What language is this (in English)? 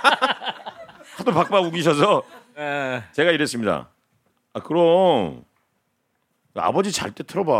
Korean